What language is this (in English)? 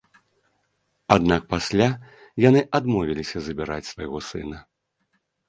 Belarusian